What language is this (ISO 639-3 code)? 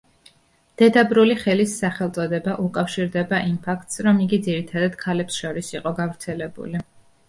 kat